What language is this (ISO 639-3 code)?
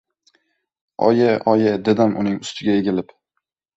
uzb